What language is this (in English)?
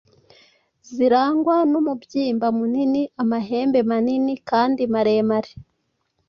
Kinyarwanda